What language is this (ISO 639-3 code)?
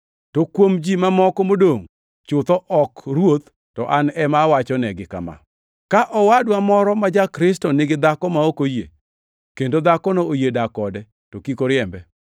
luo